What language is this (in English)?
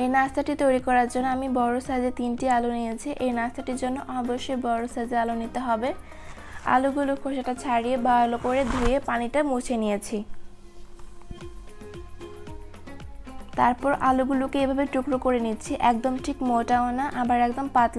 English